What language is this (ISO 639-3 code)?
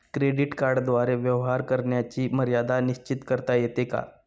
mar